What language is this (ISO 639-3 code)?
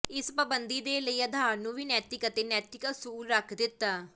pan